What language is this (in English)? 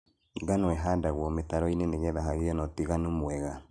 Kikuyu